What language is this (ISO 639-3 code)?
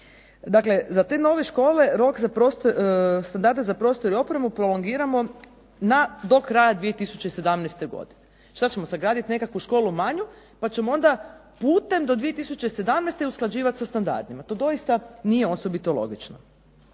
hrv